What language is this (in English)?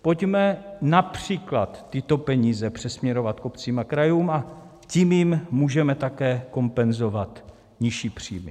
Czech